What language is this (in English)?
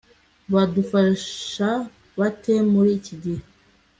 Kinyarwanda